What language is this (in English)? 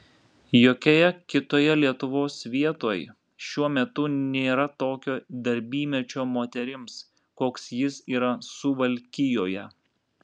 Lithuanian